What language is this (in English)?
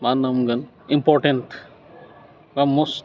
Bodo